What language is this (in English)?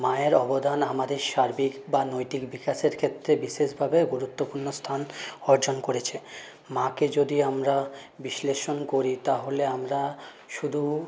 Bangla